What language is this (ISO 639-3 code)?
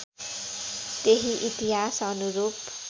nep